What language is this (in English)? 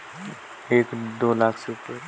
Chhattisgarhi